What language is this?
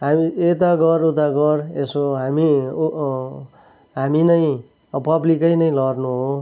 Nepali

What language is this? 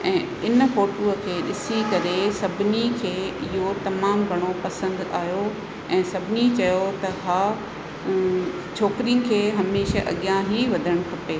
Sindhi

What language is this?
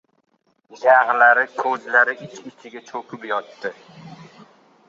Uzbek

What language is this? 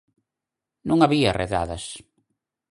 Galician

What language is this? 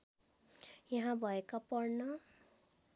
Nepali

